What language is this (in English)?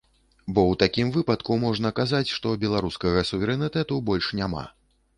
Belarusian